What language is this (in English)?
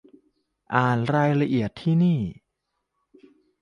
Thai